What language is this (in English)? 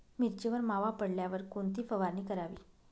Marathi